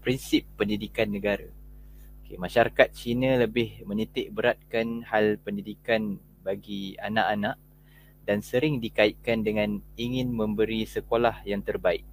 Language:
Malay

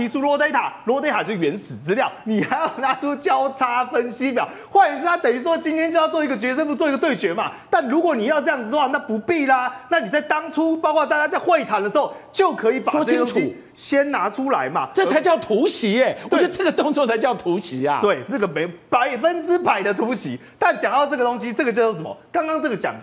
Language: Chinese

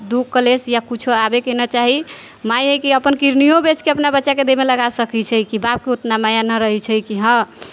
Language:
Maithili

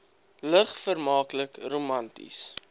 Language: Afrikaans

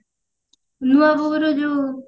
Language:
Odia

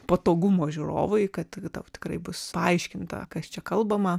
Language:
Lithuanian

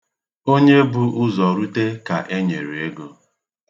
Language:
Igbo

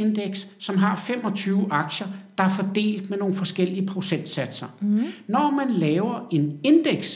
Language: Danish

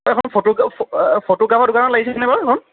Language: Assamese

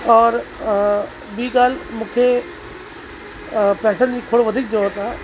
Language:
Sindhi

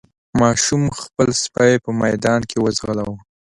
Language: Pashto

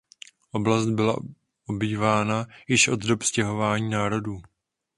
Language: Czech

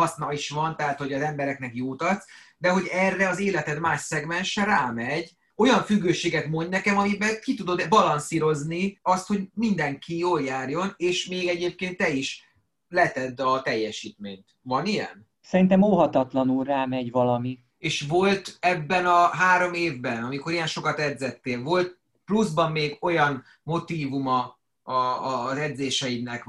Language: Hungarian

